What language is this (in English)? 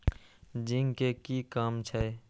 Maithili